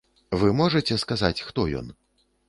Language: Belarusian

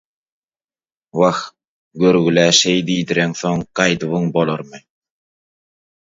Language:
Turkmen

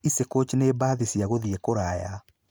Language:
Kikuyu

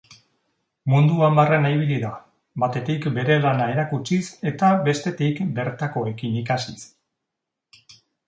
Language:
Basque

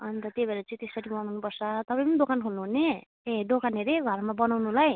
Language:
Nepali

